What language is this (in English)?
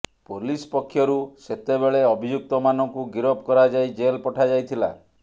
Odia